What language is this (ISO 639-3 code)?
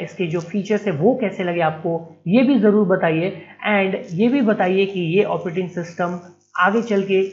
hin